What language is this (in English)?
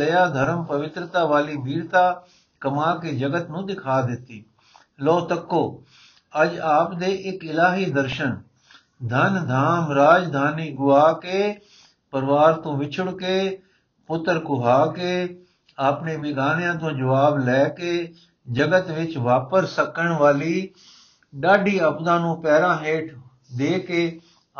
Punjabi